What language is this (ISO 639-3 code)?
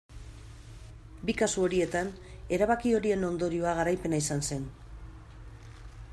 eus